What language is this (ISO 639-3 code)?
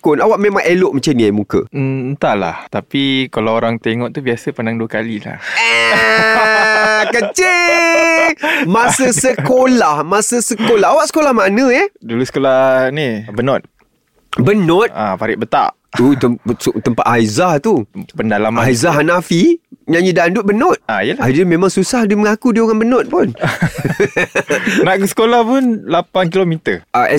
msa